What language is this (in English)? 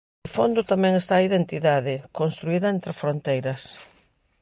Galician